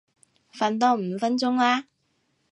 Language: Cantonese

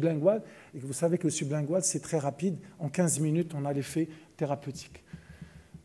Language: French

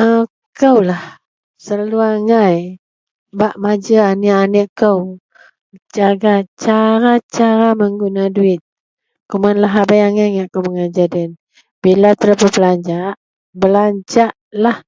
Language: Central Melanau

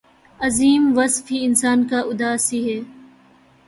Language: Urdu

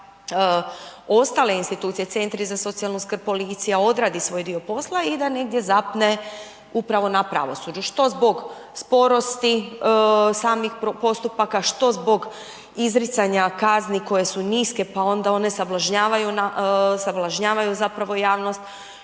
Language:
Croatian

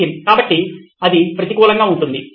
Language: Telugu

